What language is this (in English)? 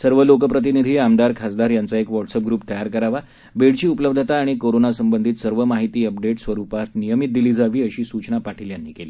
Marathi